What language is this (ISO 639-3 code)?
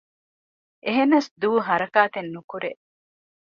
div